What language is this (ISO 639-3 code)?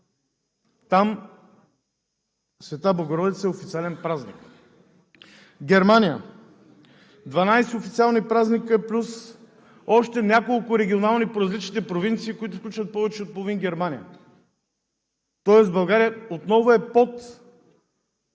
bul